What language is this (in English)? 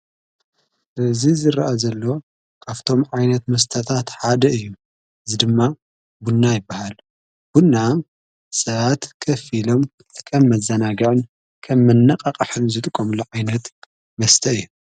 Tigrinya